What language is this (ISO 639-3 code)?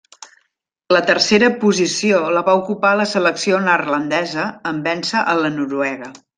cat